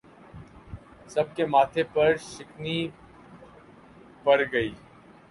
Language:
Urdu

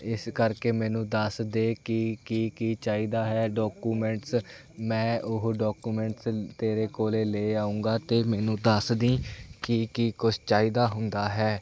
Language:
Punjabi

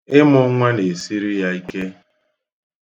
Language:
Igbo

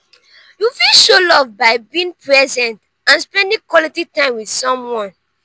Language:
Nigerian Pidgin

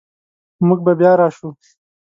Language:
Pashto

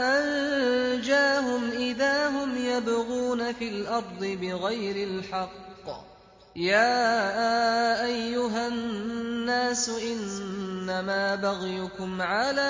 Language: Arabic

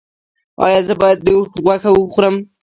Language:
Pashto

